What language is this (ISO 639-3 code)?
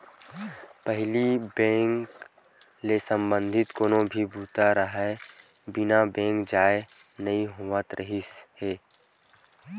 hne